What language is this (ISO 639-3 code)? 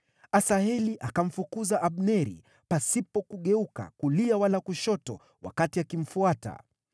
swa